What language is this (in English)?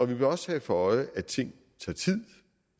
Danish